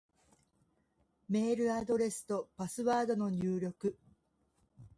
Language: Japanese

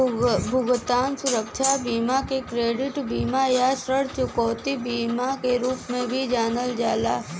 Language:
Bhojpuri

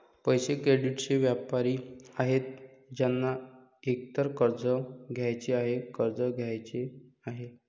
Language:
Marathi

